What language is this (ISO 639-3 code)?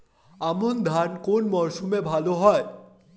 ben